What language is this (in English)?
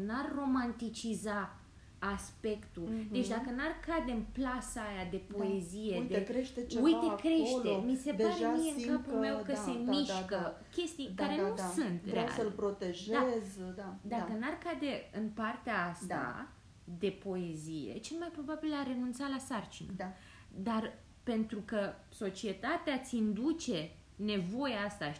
Romanian